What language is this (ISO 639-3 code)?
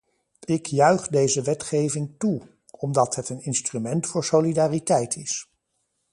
nld